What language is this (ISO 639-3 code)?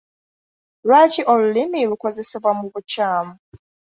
lug